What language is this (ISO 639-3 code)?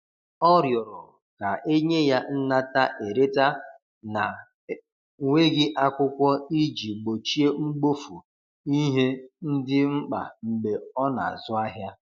ibo